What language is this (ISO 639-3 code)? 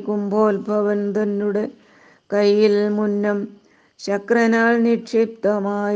mal